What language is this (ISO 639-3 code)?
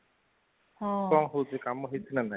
ori